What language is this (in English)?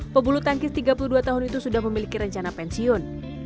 Indonesian